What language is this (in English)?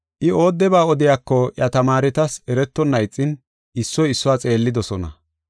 Gofa